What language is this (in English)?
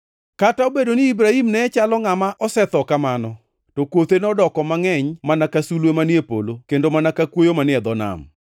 Luo (Kenya and Tanzania)